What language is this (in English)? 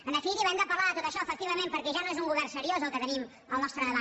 Catalan